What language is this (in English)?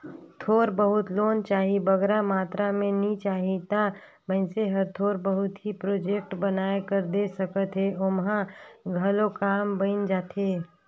Chhattisgarhi